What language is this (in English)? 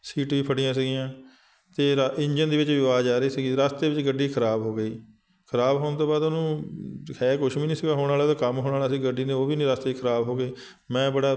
Punjabi